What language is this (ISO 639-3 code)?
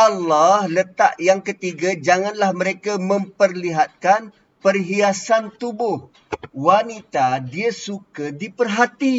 msa